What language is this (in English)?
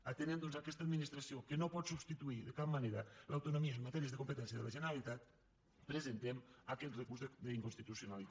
Catalan